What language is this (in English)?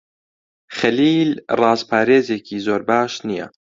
Central Kurdish